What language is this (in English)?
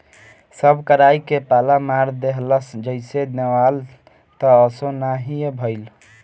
Bhojpuri